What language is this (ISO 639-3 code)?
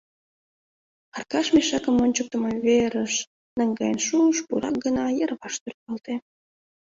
chm